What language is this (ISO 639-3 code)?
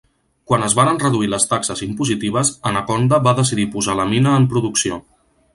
cat